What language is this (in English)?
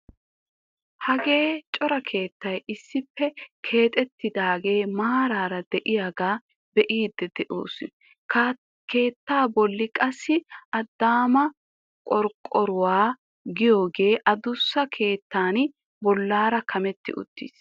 Wolaytta